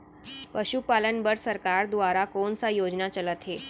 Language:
Chhattisgarhi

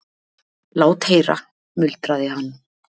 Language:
Icelandic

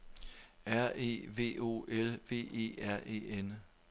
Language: Danish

